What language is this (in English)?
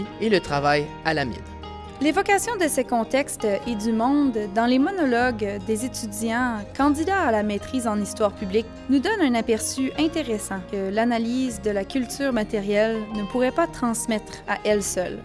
French